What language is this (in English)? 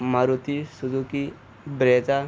Urdu